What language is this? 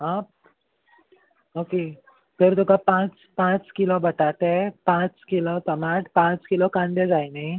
Konkani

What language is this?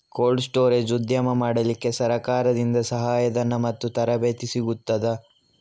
Kannada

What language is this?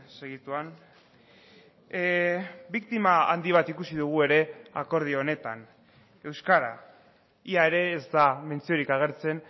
Basque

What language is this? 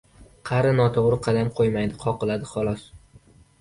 Uzbek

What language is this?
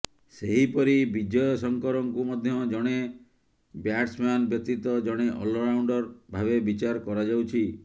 Odia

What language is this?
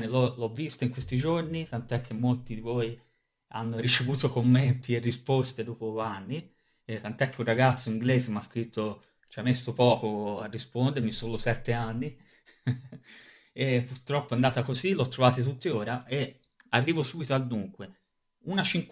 Italian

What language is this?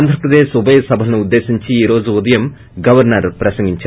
Telugu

